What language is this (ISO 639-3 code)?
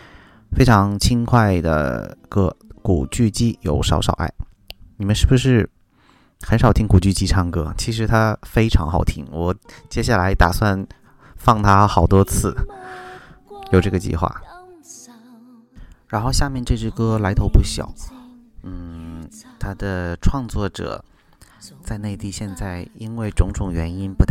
zho